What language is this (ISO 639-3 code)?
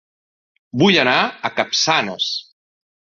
cat